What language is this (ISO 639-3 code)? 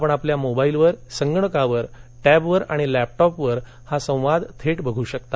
mar